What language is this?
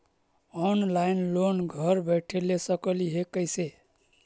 Magahi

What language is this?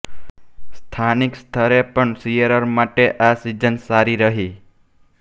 Gujarati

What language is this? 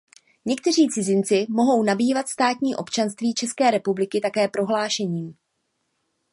Czech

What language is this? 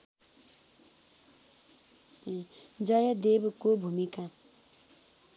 Nepali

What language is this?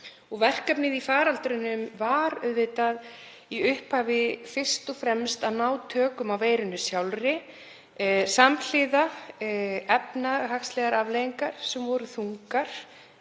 Icelandic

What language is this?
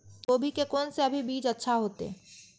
Maithili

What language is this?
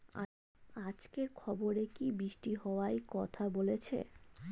Bangla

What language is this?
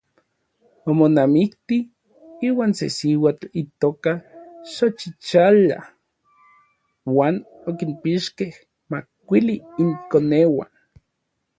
Orizaba Nahuatl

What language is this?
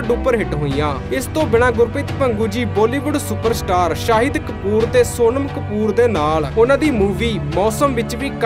Hindi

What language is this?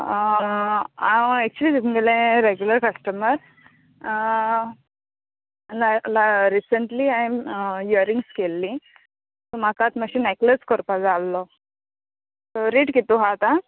Konkani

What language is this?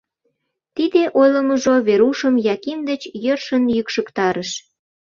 Mari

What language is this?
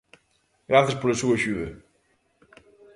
Galician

